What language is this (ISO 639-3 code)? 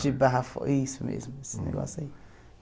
por